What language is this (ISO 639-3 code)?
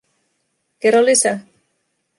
fin